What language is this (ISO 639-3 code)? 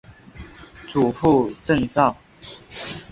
zho